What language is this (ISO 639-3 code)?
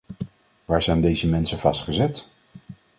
nld